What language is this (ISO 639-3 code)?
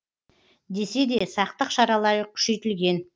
kaz